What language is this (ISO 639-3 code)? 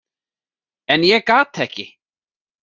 isl